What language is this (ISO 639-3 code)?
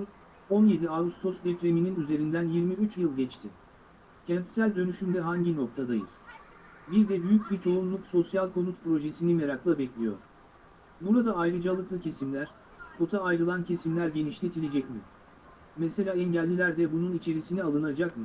tur